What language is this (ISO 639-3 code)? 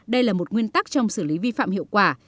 vie